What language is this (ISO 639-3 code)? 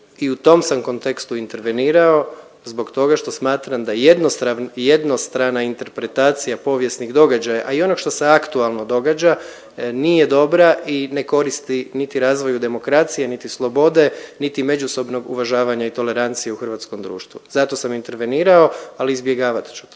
hrv